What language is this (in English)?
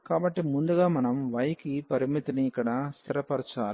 Telugu